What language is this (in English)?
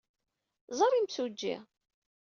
Kabyle